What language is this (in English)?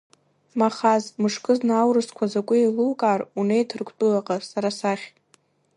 Abkhazian